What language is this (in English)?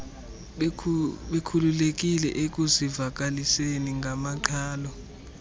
Xhosa